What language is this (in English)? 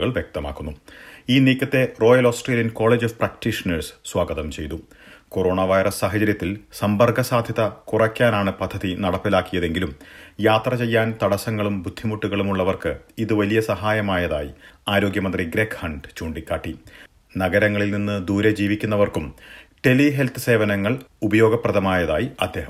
Malayalam